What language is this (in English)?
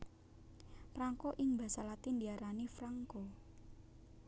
Javanese